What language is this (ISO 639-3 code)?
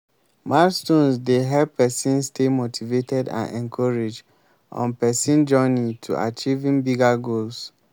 pcm